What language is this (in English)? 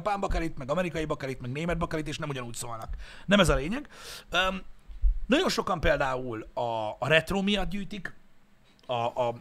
Hungarian